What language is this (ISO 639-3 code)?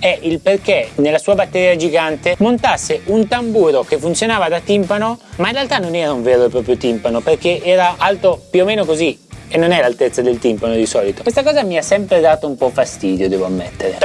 ita